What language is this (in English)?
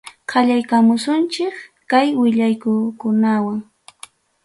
Ayacucho Quechua